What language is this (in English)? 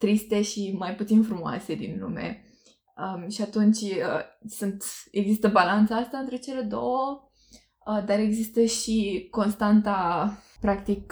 Romanian